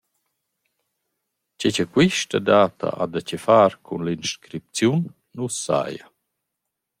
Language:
Romansh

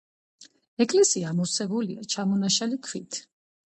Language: Georgian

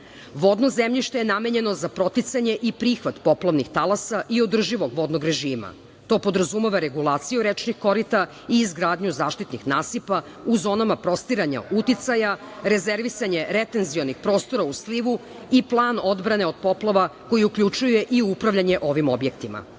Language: Serbian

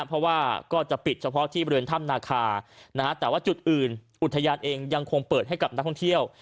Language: Thai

